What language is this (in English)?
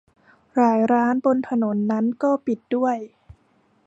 Thai